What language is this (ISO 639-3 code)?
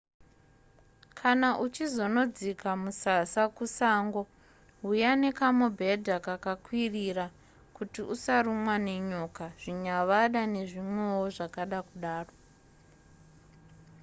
sna